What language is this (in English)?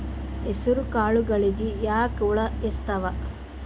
Kannada